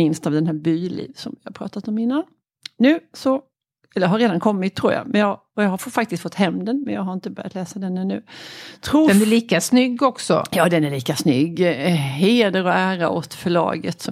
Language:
Swedish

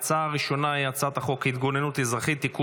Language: Hebrew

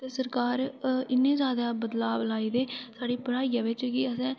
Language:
Dogri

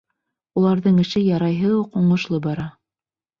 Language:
Bashkir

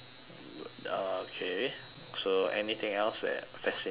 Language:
English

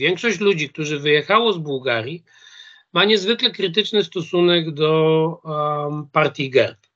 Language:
Polish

